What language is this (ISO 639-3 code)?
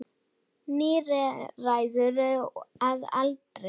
isl